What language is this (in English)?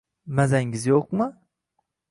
Uzbek